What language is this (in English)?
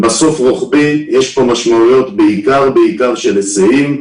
Hebrew